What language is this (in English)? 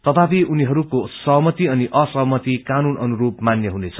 Nepali